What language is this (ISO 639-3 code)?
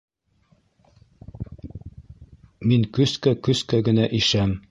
bak